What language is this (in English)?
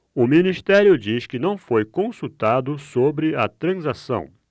Portuguese